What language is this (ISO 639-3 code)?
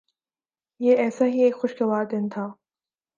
urd